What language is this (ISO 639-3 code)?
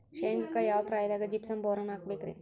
kan